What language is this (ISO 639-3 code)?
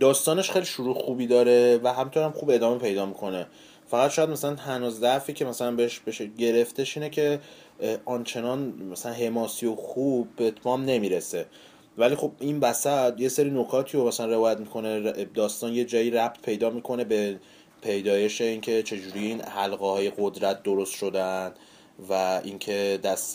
fas